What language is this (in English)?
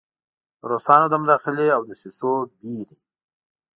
Pashto